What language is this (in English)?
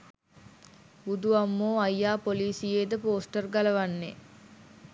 Sinhala